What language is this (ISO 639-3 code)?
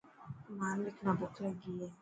mki